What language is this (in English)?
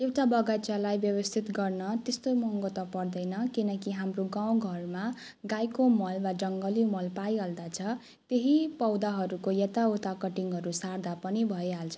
Nepali